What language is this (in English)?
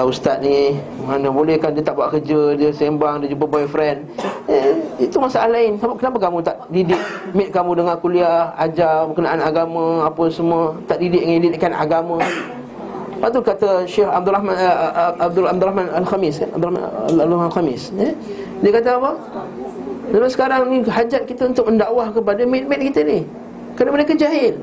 Malay